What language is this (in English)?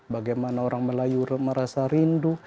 Indonesian